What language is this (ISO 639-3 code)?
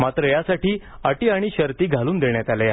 mar